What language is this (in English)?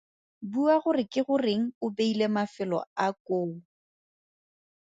Tswana